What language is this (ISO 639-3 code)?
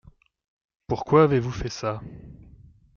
fra